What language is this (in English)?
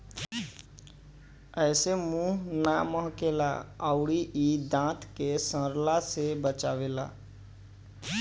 Bhojpuri